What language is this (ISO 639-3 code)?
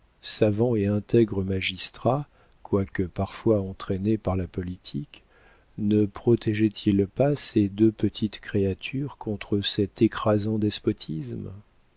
fra